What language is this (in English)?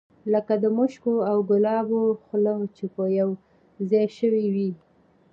Pashto